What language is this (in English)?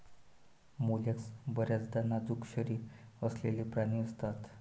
Marathi